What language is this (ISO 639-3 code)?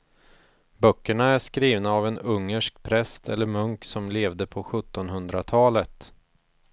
swe